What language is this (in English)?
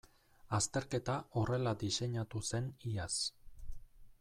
Basque